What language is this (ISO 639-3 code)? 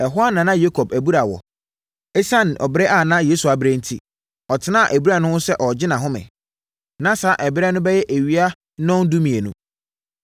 aka